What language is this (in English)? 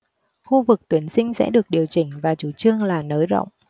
Vietnamese